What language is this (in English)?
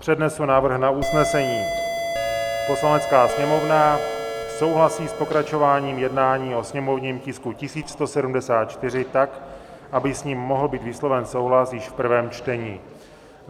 Czech